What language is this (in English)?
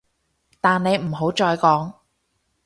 Cantonese